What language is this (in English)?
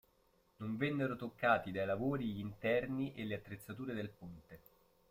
Italian